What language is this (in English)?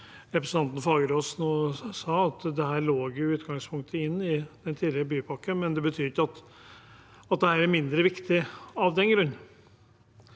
Norwegian